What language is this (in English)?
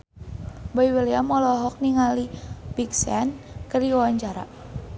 Sundanese